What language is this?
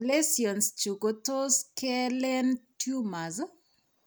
Kalenjin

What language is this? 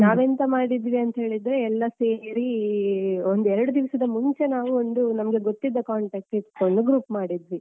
Kannada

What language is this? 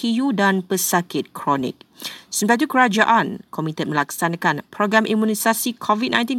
Malay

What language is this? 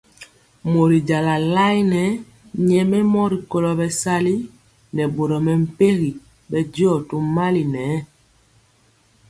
Mpiemo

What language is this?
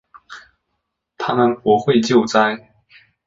Chinese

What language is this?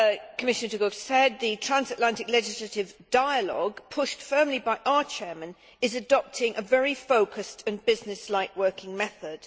English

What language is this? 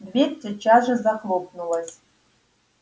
Russian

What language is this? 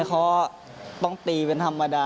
Thai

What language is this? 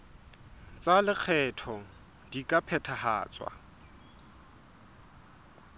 Southern Sotho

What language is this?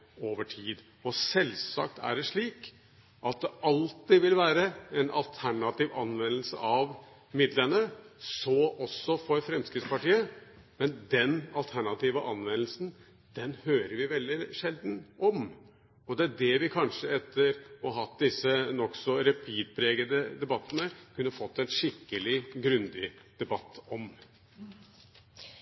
Norwegian Bokmål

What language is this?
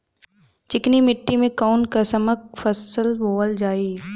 Bhojpuri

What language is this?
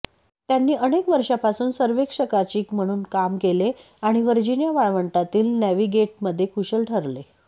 Marathi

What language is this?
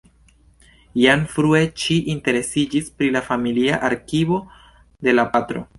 Esperanto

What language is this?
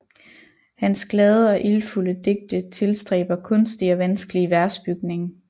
Danish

